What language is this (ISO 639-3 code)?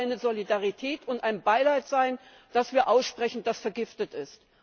deu